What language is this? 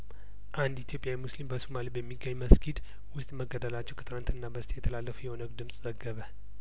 Amharic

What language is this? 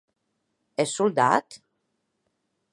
Occitan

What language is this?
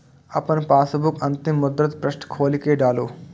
Maithili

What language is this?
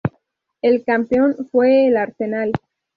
Spanish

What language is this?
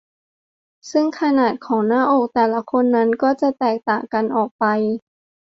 Thai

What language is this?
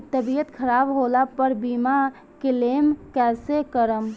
Bhojpuri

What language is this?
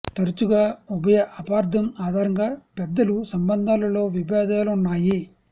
Telugu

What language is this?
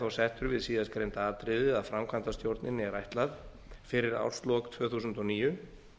Icelandic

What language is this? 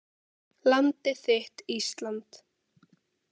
Icelandic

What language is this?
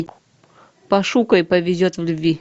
Russian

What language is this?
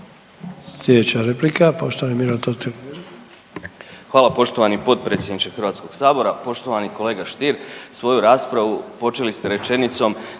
Croatian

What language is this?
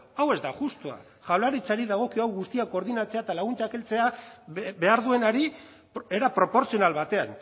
Basque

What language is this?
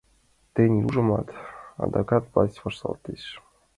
Mari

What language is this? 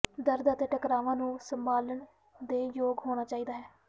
Punjabi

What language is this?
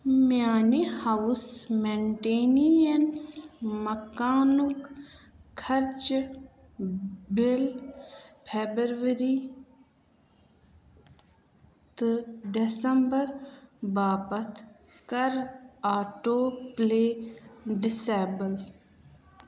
Kashmiri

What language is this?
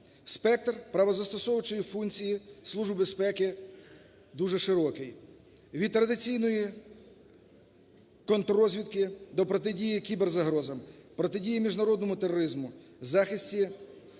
Ukrainian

